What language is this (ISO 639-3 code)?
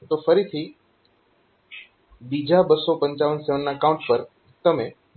guj